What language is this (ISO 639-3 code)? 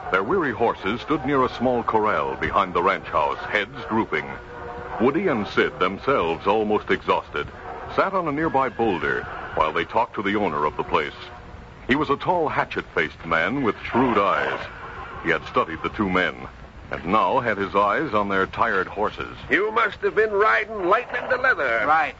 eng